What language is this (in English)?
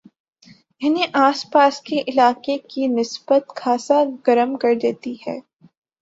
Urdu